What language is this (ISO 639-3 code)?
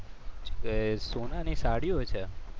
guj